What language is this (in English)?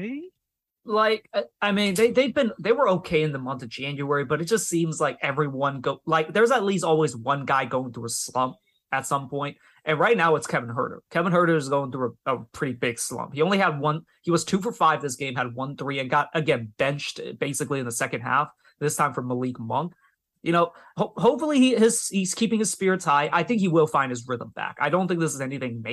English